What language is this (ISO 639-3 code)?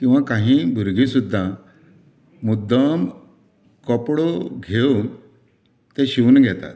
kok